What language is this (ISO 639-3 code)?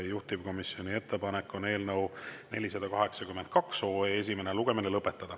est